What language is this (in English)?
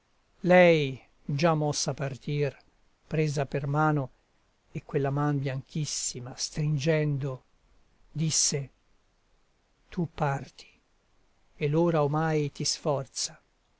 Italian